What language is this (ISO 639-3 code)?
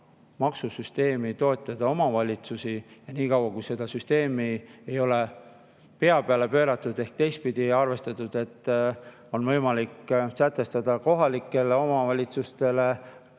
est